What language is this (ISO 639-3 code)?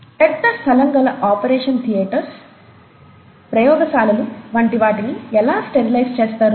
tel